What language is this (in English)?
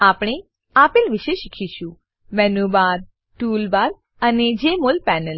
Gujarati